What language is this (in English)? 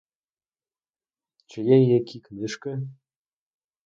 Ukrainian